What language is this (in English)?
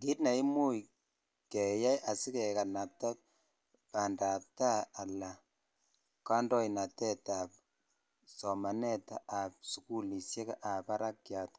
Kalenjin